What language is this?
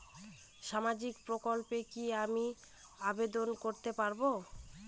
Bangla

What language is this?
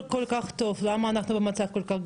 Hebrew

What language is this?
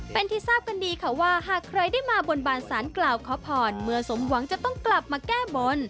Thai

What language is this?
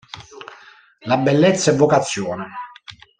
Italian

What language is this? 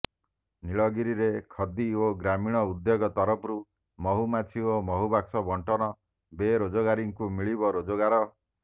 Odia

